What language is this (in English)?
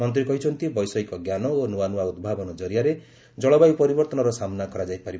Odia